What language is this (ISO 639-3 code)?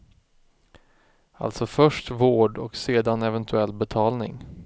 swe